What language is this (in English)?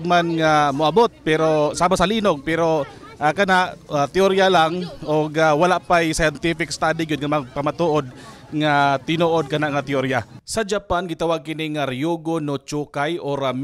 Filipino